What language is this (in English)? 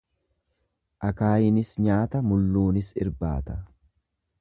Oromo